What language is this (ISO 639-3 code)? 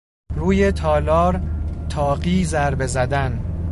fas